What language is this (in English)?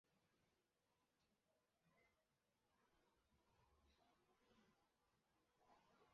Chinese